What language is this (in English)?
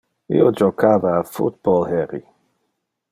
Interlingua